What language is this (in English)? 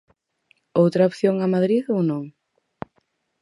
Galician